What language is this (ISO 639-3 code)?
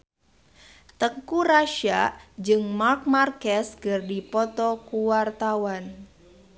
sun